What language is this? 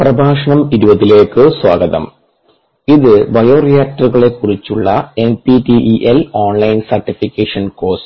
Malayalam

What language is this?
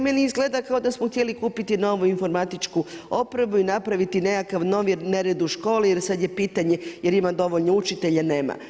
Croatian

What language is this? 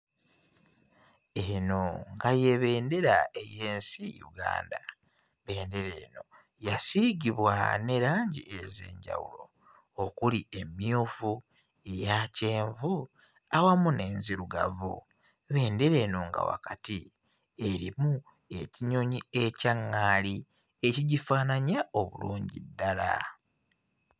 Ganda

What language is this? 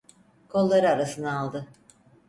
Turkish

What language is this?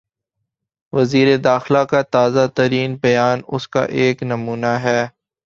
Urdu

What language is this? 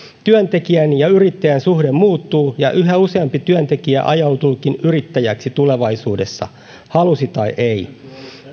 Finnish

